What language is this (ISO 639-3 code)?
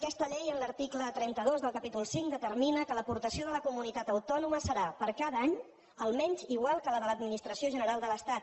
cat